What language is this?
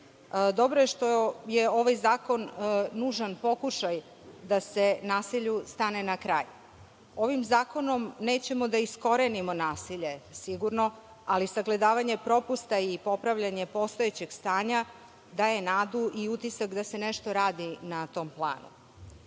Serbian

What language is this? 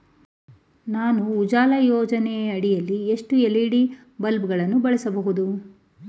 Kannada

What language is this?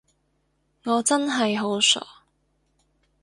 Cantonese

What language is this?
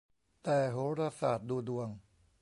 Thai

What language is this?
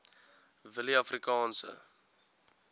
Afrikaans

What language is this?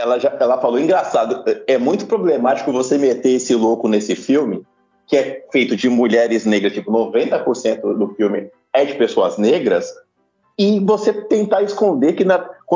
Portuguese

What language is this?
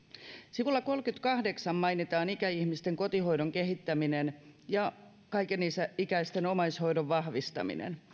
Finnish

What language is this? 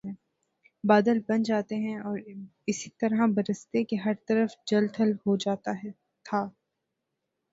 Urdu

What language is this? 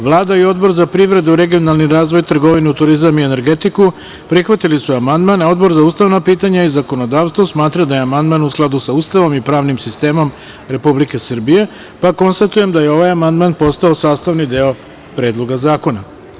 Serbian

